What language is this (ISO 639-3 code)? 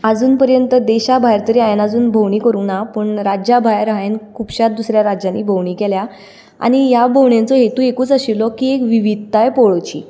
kok